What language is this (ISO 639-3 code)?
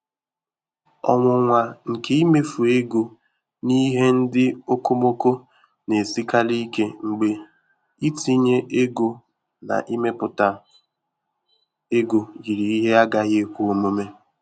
ibo